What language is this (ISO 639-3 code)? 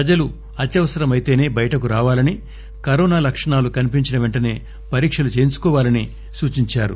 tel